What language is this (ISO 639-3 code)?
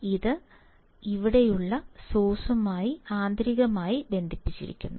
mal